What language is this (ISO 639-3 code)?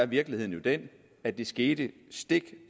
dan